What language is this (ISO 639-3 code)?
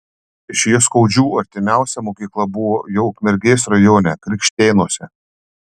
lit